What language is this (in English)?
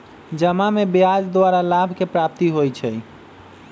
Magahi